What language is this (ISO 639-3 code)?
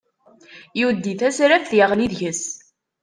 kab